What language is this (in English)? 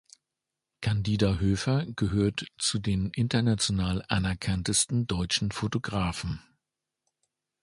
German